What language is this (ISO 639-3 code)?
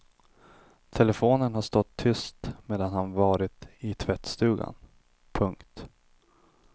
swe